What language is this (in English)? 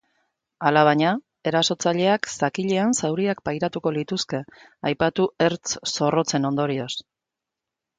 Basque